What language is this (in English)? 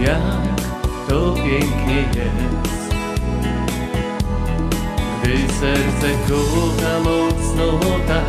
Polish